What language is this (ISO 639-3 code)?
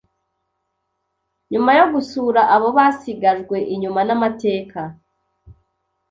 kin